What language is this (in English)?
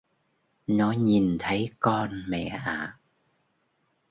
Vietnamese